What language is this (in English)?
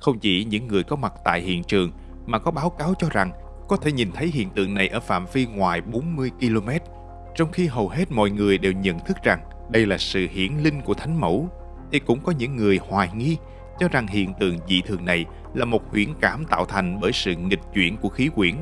Vietnamese